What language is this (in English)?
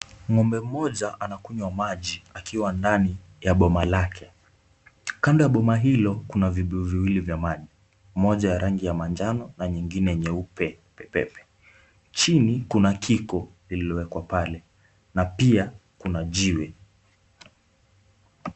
Swahili